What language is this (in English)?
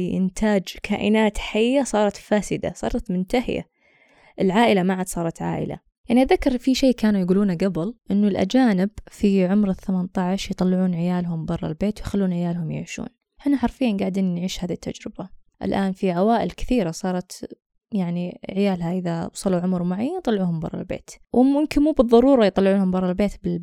Arabic